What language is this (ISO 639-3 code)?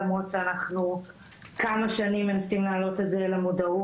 heb